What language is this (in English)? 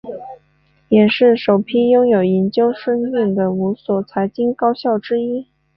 Chinese